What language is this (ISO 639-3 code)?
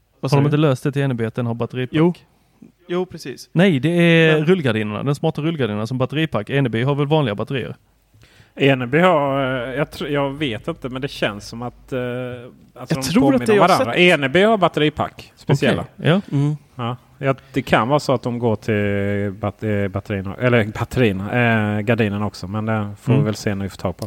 swe